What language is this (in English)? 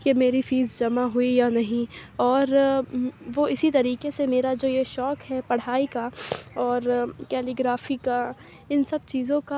Urdu